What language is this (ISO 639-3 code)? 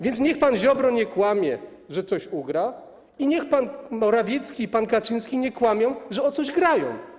pol